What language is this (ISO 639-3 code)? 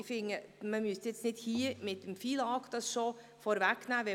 gsw